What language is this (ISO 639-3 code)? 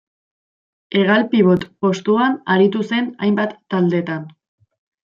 eus